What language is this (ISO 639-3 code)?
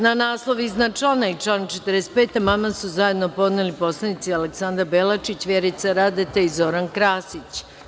srp